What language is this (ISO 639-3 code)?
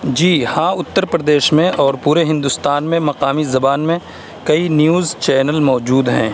urd